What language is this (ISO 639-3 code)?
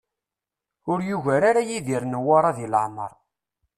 kab